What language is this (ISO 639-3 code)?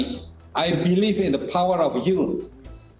ind